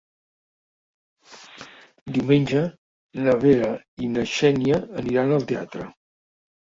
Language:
Catalan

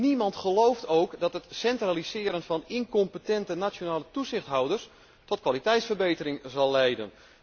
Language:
Dutch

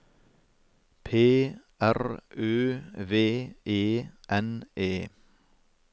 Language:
Norwegian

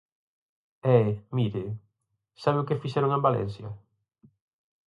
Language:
Galician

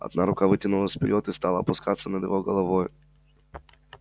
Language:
Russian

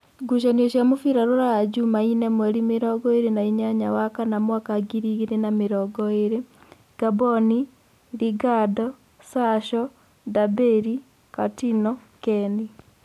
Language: Kikuyu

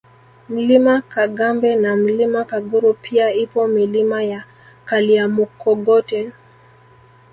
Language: Swahili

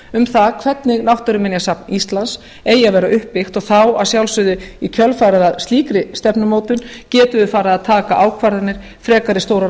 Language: Icelandic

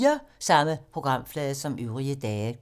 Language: Danish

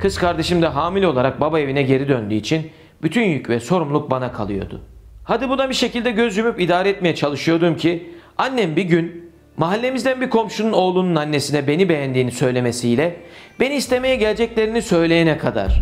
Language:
Turkish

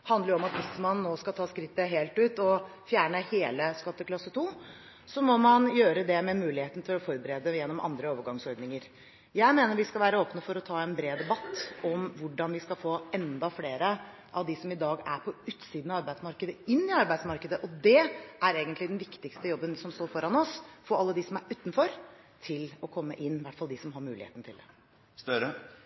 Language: Norwegian Bokmål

